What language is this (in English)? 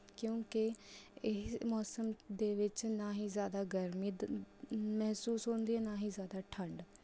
Punjabi